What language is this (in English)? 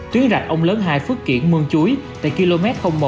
Vietnamese